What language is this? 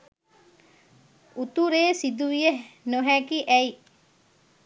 Sinhala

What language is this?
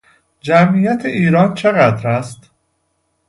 Persian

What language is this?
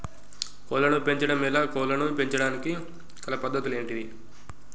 Telugu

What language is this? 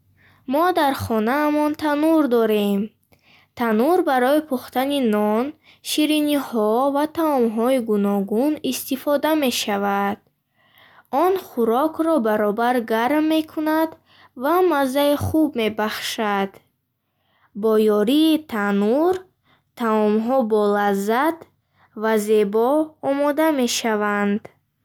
Bukharic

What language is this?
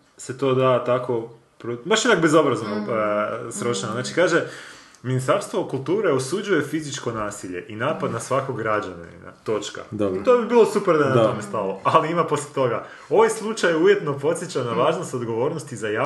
Croatian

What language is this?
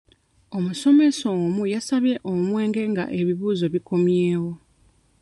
Ganda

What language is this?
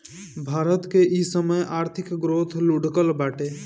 Bhojpuri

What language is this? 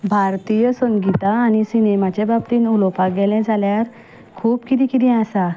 Konkani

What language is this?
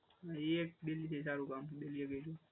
Gujarati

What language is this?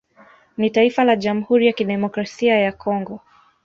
Swahili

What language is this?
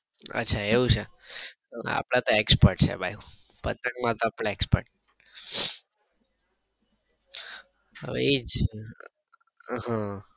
Gujarati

